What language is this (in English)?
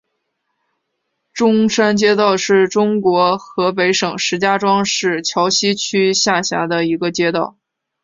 Chinese